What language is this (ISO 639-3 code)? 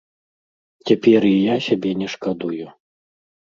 bel